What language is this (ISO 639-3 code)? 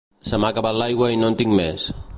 cat